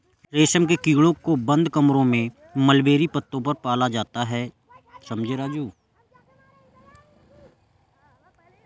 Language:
Hindi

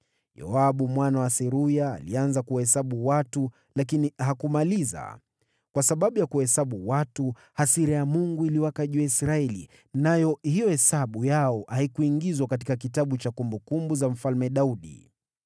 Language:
Swahili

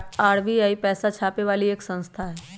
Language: Magahi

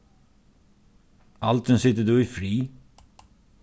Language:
Faroese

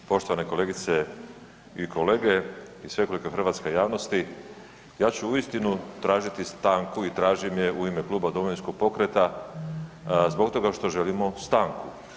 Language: Croatian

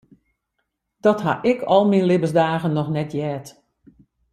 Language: Western Frisian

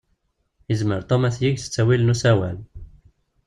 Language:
Kabyle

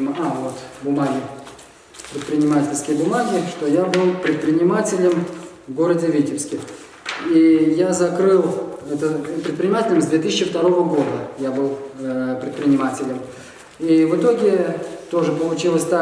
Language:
Russian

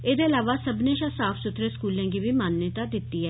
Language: Dogri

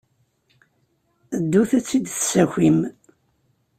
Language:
Kabyle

